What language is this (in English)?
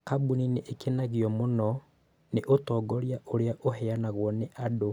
Kikuyu